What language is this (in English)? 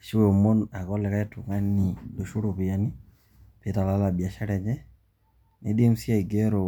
Masai